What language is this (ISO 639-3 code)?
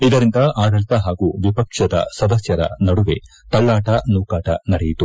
kan